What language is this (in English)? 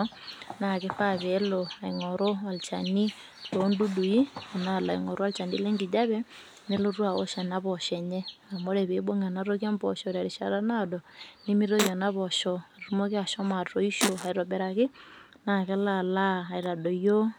Masai